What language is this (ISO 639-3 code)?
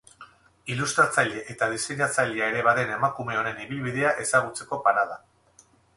eus